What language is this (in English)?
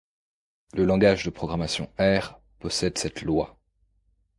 French